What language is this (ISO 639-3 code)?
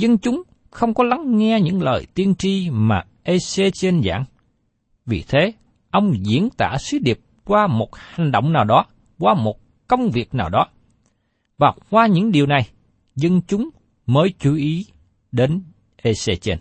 vie